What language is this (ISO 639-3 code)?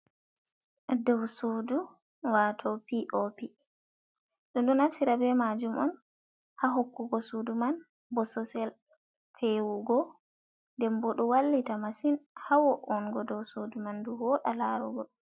ful